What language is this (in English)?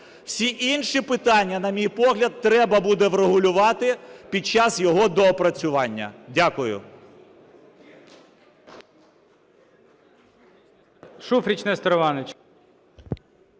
Ukrainian